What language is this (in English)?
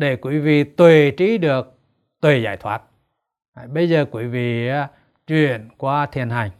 Vietnamese